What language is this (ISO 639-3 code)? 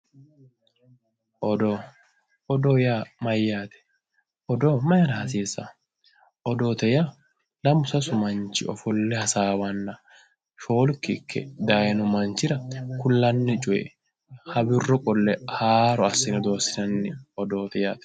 sid